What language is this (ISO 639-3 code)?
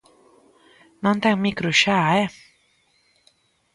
glg